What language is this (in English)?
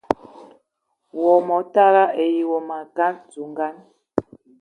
Eton (Cameroon)